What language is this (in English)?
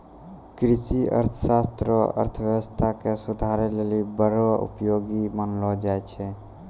Maithili